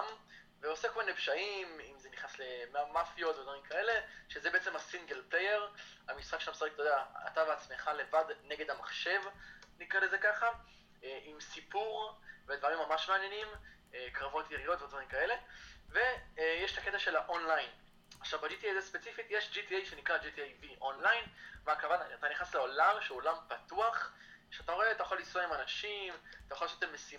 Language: Hebrew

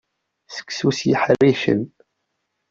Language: Kabyle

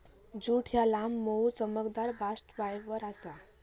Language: Marathi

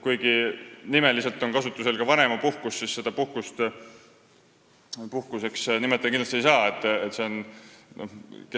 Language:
Estonian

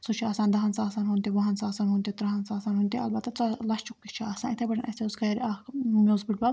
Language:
Kashmiri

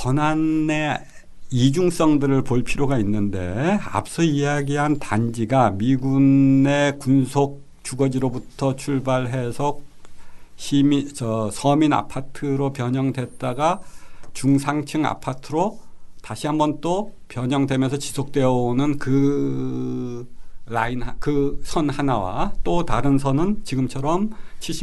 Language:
Korean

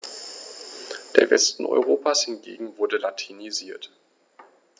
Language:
German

